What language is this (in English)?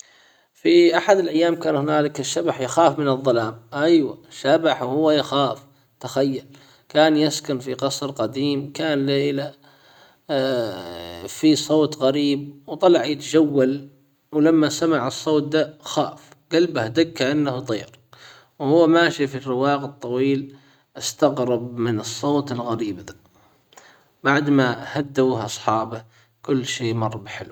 Hijazi Arabic